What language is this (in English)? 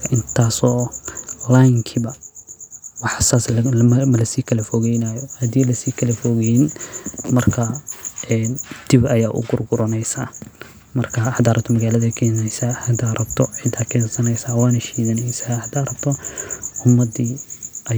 Somali